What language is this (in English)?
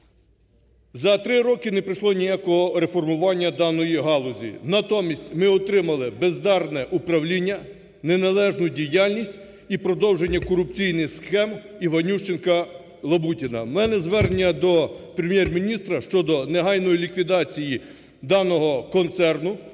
Ukrainian